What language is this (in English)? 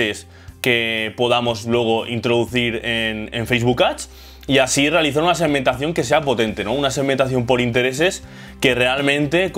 Spanish